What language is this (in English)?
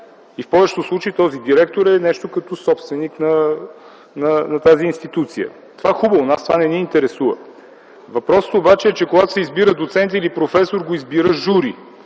Bulgarian